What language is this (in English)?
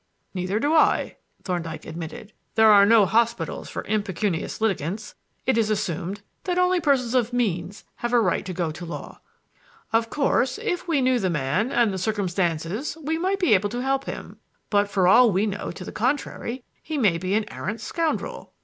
English